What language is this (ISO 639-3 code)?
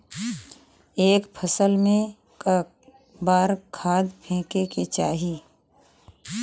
bho